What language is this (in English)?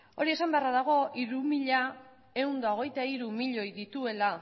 Basque